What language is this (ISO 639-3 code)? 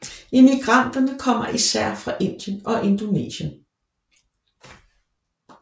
dan